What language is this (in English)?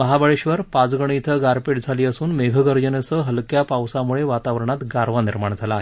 Marathi